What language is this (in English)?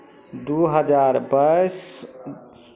Maithili